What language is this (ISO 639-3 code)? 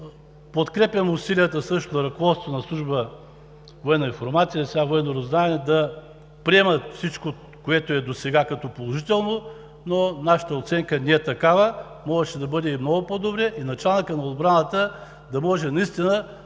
bul